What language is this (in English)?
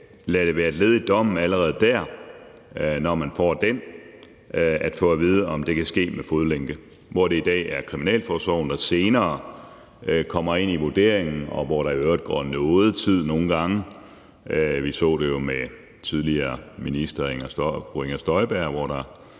Danish